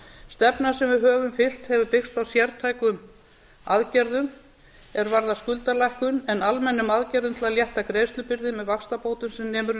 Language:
Icelandic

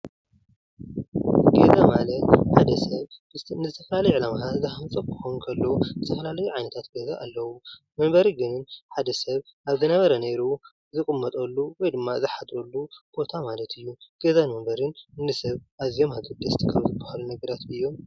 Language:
Tigrinya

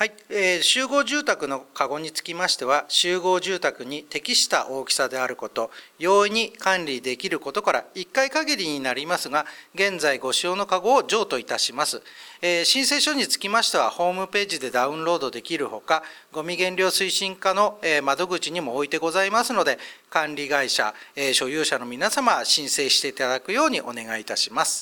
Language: Japanese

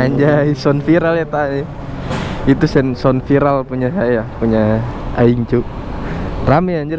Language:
Indonesian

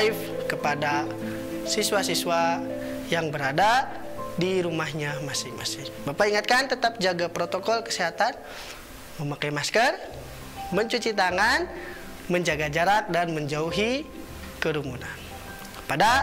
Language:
Indonesian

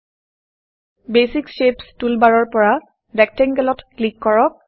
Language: Assamese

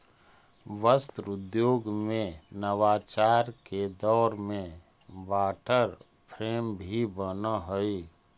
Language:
Magahi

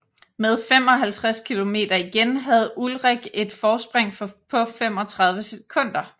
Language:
Danish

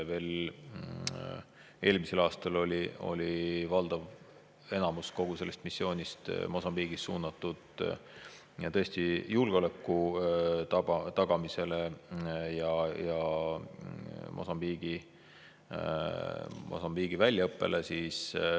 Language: Estonian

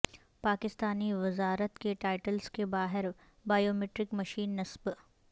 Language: Urdu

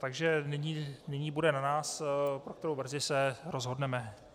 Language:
Czech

